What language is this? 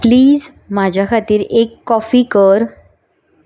Konkani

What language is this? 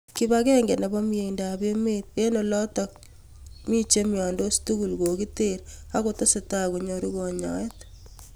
Kalenjin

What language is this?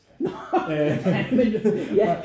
Danish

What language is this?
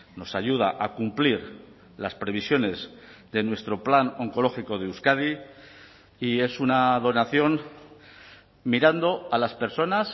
Spanish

